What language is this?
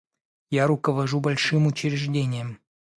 Russian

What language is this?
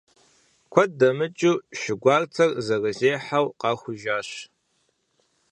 Kabardian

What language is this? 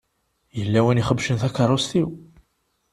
Kabyle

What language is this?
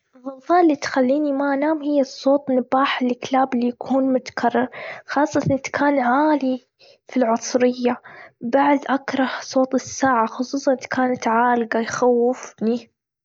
Gulf Arabic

